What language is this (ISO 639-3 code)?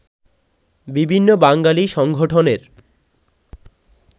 ben